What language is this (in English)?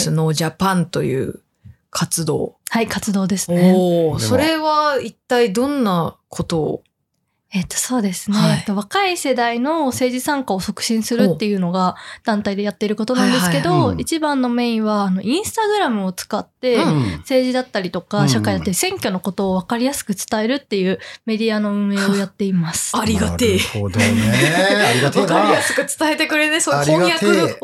Japanese